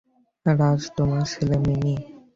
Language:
Bangla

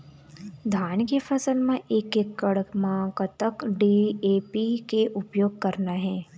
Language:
Chhattisgarhi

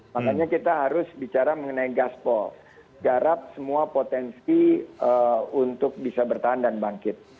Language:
Indonesian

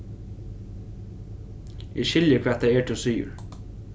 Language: Faroese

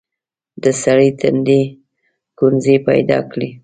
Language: Pashto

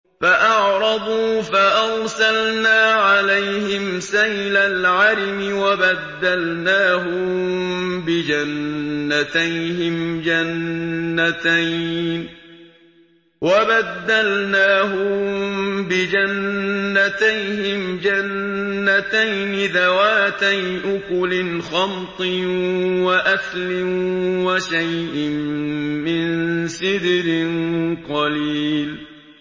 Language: Arabic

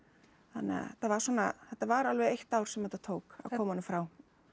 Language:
Icelandic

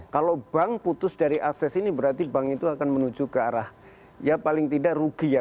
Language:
Indonesian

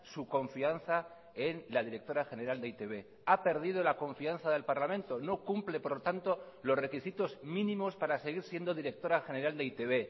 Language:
Spanish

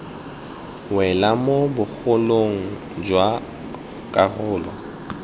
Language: Tswana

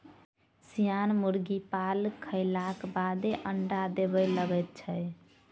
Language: Maithili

